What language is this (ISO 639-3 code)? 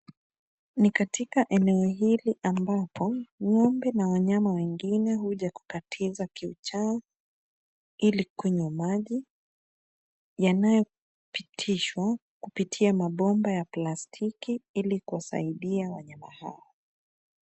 swa